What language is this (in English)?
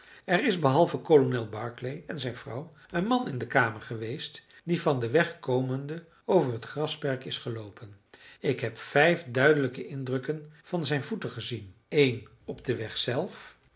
Dutch